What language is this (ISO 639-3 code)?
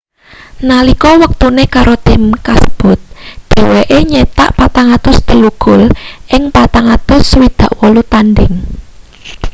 jav